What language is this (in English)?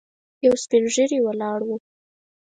Pashto